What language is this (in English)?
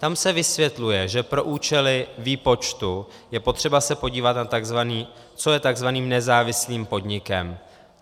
Czech